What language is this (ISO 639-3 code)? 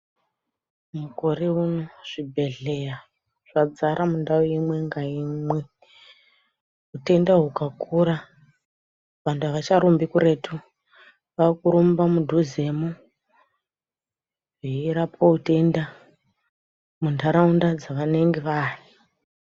ndc